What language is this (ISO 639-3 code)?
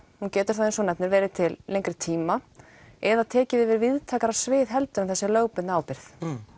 isl